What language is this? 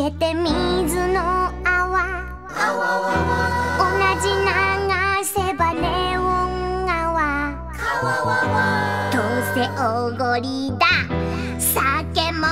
Vietnamese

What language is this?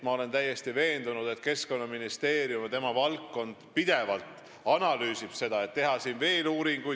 Estonian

